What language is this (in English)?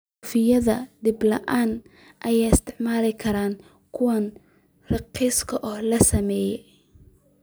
Somali